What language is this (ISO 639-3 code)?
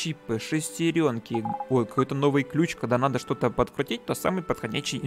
rus